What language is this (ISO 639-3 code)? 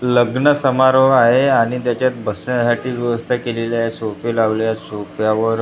mar